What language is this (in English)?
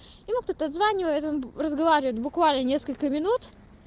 Russian